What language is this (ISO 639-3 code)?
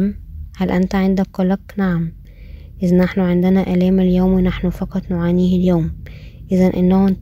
ara